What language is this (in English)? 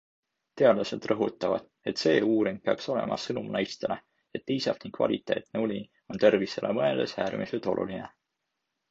Estonian